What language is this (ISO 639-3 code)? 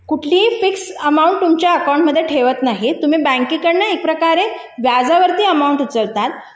mar